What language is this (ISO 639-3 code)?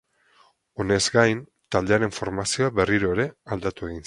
eus